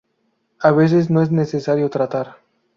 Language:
Spanish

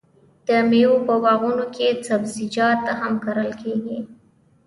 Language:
Pashto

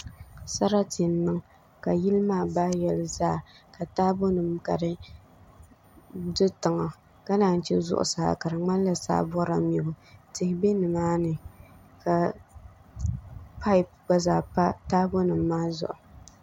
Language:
Dagbani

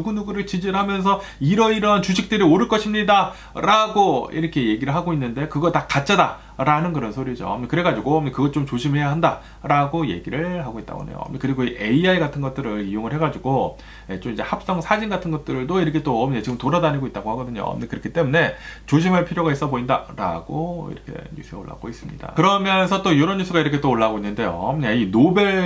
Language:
Korean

